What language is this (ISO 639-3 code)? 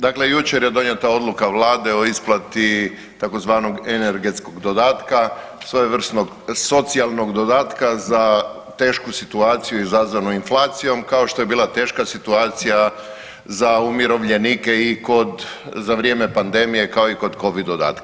hrv